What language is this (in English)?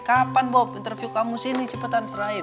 Indonesian